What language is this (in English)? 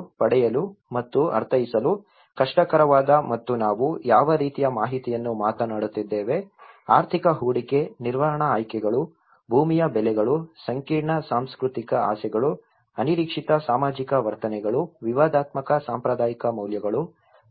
Kannada